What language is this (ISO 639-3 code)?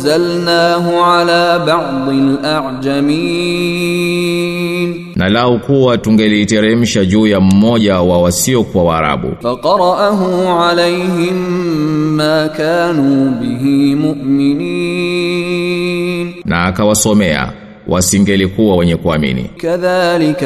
swa